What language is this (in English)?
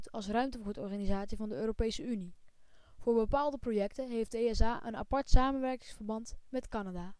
Dutch